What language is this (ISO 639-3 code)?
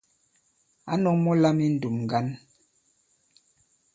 abb